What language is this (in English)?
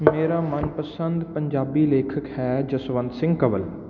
Punjabi